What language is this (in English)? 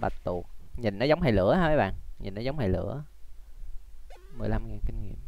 Vietnamese